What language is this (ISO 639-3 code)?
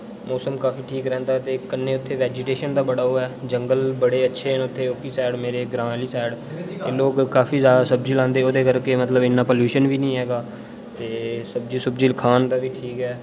doi